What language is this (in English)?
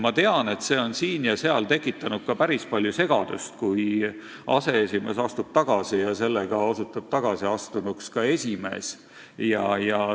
Estonian